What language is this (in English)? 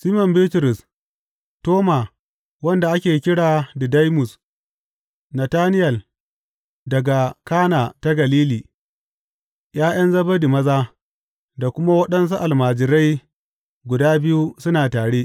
Hausa